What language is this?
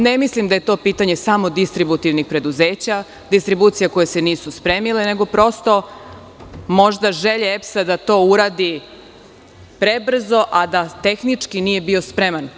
Serbian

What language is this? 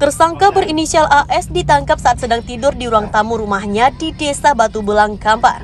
Indonesian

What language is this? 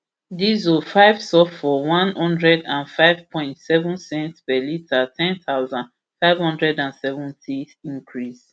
Nigerian Pidgin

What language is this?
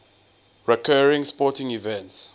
English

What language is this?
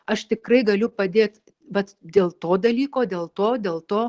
Lithuanian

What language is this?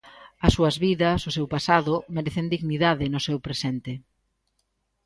Galician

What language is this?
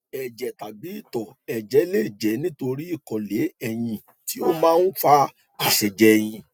Yoruba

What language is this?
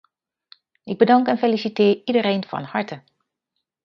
Dutch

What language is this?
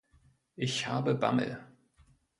German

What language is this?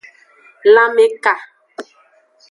Aja (Benin)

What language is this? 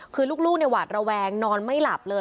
Thai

